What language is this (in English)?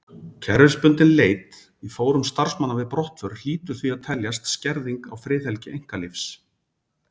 Icelandic